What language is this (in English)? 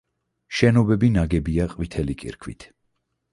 Georgian